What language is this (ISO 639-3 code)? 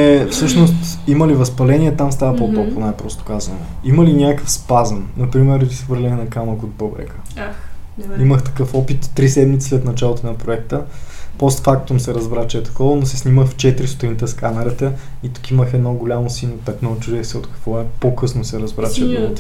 bul